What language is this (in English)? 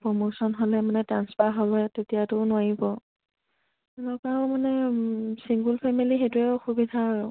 Assamese